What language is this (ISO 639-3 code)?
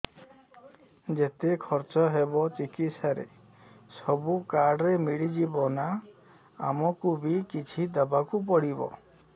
ori